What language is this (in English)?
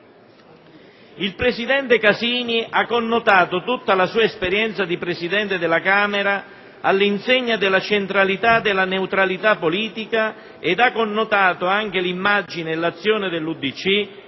Italian